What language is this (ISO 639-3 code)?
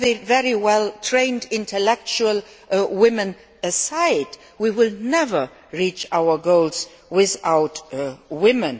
eng